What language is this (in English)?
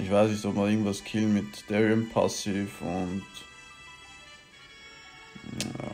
German